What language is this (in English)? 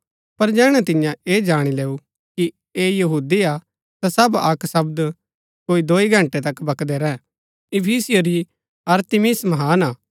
Gaddi